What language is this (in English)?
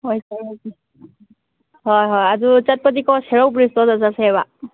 Manipuri